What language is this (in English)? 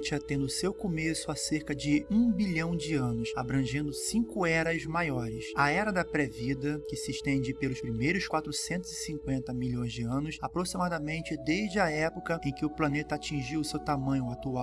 Portuguese